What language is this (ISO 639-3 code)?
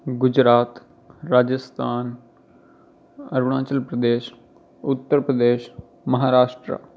guj